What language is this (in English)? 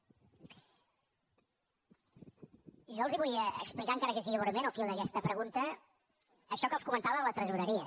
Catalan